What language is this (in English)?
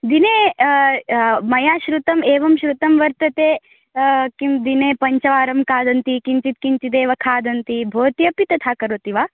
Sanskrit